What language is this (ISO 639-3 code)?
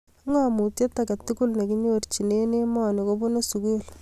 kln